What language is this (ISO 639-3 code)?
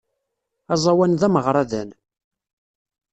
kab